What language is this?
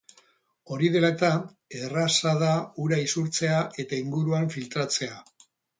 Basque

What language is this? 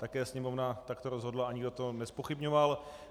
Czech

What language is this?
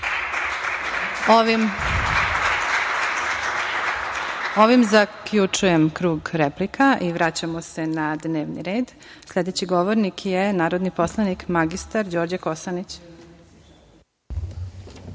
Serbian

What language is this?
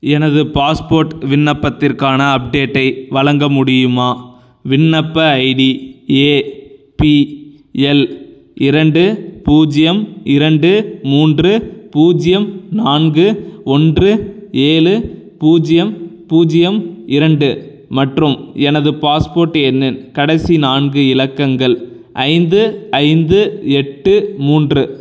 Tamil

